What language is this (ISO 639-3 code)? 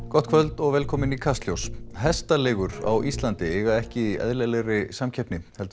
isl